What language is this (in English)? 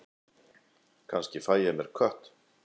Icelandic